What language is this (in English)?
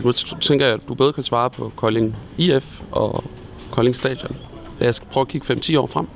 Danish